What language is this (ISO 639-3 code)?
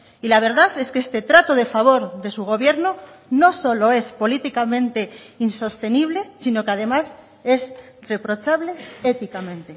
spa